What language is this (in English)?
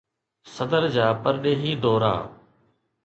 Sindhi